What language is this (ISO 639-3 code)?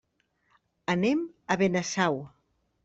cat